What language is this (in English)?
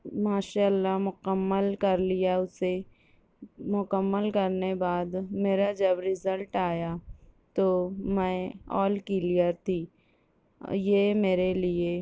Urdu